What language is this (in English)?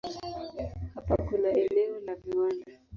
Swahili